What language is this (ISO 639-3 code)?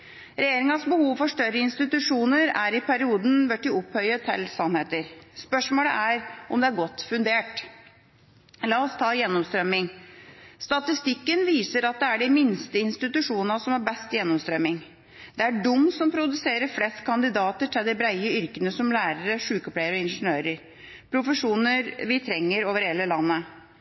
nob